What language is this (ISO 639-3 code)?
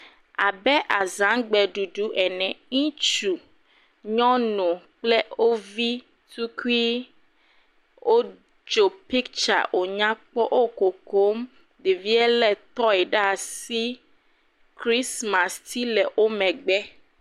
ewe